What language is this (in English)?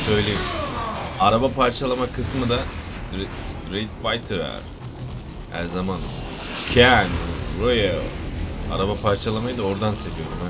Turkish